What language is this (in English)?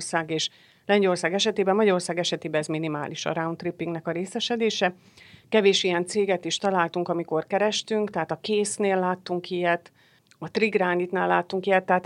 Hungarian